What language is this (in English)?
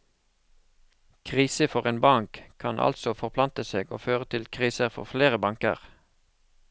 Norwegian